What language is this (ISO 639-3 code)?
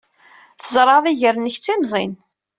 kab